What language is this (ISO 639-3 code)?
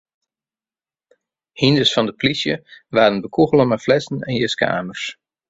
fry